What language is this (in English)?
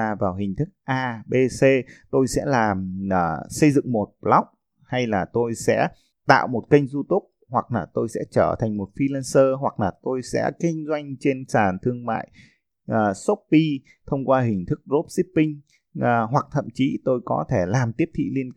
Vietnamese